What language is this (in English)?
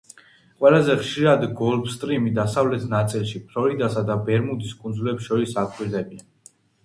Georgian